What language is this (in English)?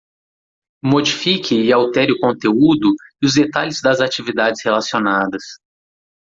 Portuguese